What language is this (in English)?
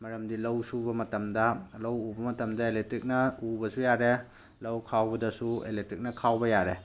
Manipuri